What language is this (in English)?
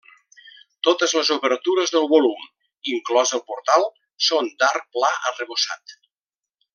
Catalan